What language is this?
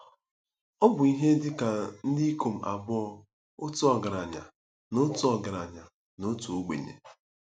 Igbo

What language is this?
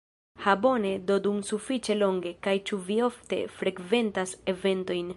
Esperanto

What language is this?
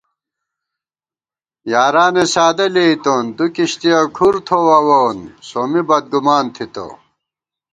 Gawar-Bati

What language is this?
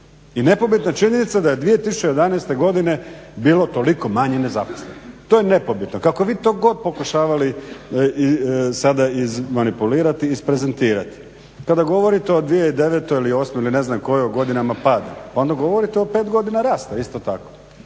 Croatian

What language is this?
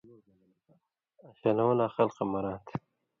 Indus Kohistani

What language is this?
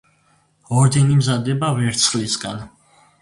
Georgian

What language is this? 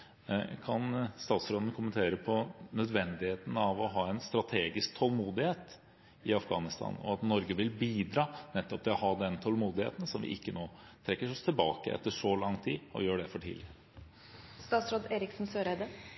Norwegian Bokmål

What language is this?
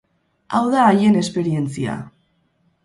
Basque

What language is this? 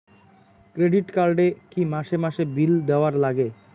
Bangla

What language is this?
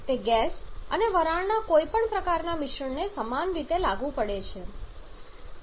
Gujarati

